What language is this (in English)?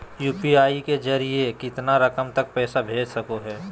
Magahi